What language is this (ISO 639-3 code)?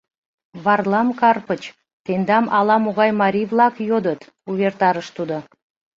chm